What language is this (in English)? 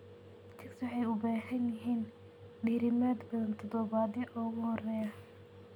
Somali